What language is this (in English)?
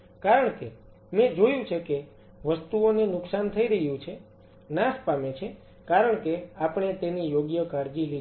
Gujarati